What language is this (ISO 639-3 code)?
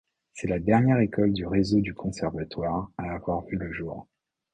fra